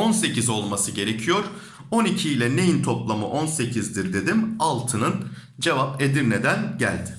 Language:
Turkish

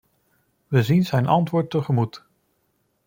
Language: Dutch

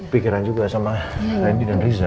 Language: Indonesian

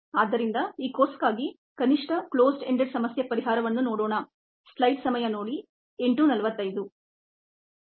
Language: Kannada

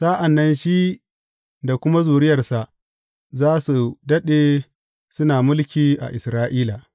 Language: Hausa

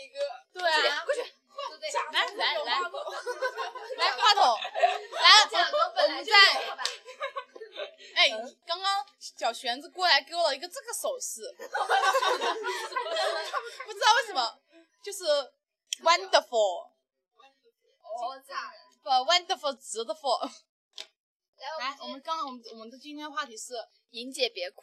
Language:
Chinese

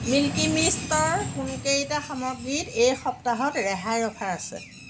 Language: Assamese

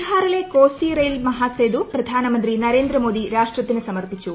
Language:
Malayalam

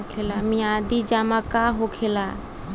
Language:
Bhojpuri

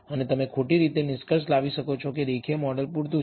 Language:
Gujarati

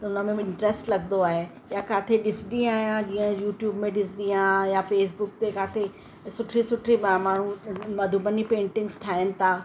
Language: Sindhi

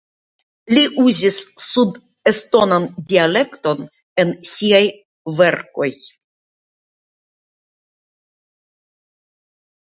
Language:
Esperanto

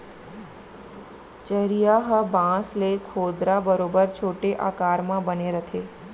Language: Chhattisgarhi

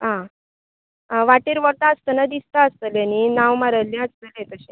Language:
Konkani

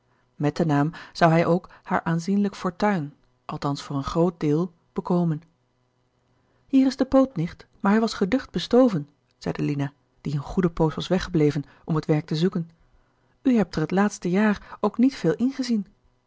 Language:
Dutch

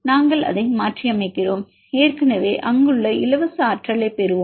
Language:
Tamil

